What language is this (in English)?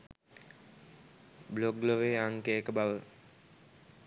Sinhala